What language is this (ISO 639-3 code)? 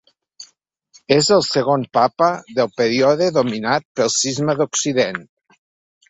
cat